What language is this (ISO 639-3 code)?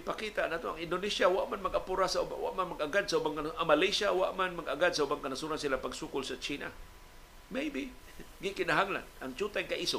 fil